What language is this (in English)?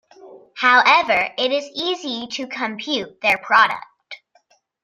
English